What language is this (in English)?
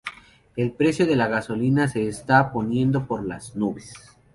Spanish